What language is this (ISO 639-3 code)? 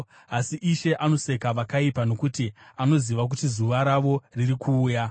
sna